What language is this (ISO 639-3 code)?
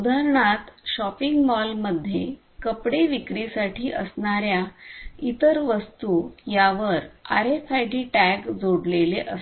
mar